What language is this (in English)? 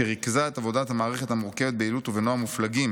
Hebrew